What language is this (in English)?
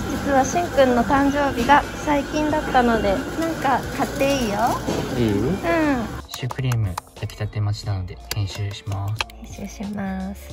Japanese